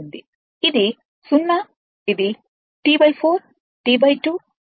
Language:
Telugu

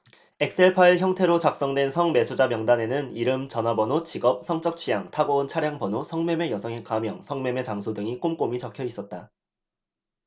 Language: Korean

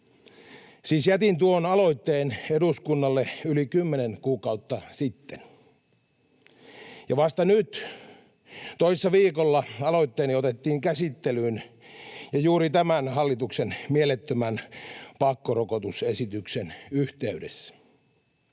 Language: Finnish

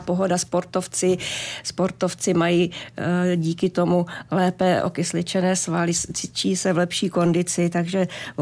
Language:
Czech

